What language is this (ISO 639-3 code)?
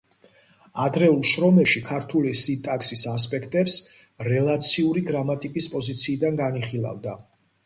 kat